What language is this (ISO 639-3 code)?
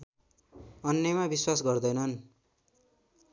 nep